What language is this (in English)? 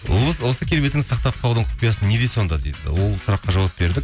Kazakh